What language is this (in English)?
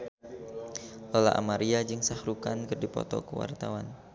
Sundanese